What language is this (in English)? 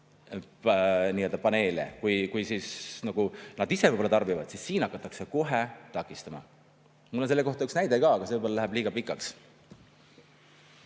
Estonian